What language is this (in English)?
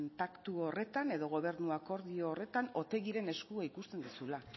Basque